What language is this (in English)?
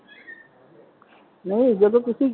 Punjabi